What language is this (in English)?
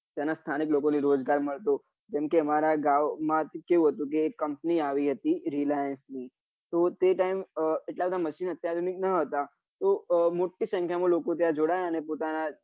Gujarati